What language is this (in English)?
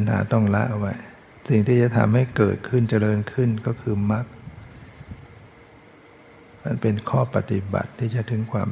Thai